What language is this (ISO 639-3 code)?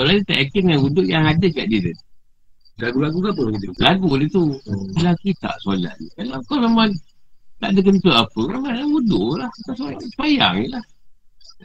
msa